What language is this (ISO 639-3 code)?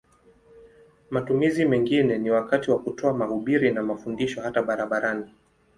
swa